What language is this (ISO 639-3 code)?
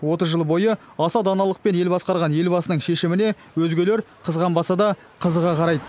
kaz